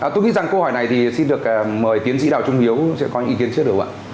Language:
Vietnamese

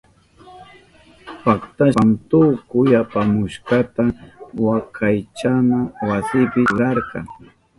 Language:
Southern Pastaza Quechua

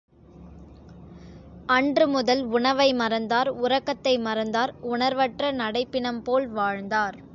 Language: Tamil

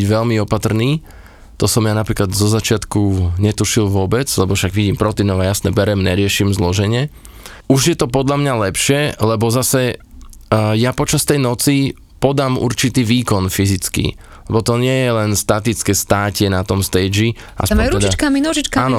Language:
Slovak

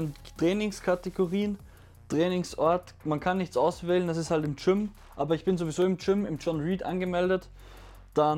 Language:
German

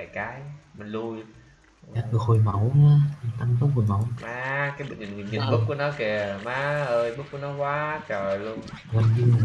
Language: Vietnamese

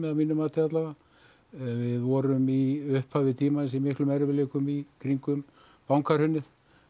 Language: Icelandic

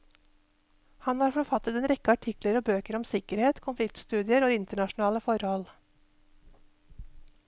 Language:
Norwegian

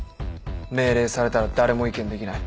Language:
Japanese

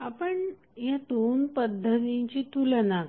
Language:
Marathi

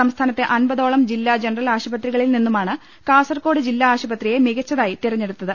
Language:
Malayalam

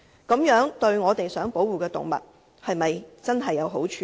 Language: Cantonese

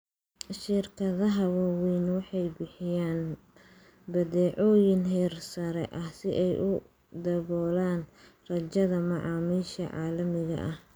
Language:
Somali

